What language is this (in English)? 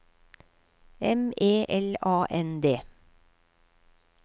Norwegian